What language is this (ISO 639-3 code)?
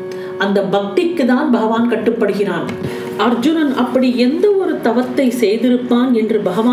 tam